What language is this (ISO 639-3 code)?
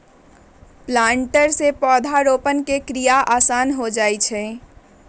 mag